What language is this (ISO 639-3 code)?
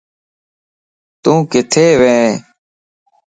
lss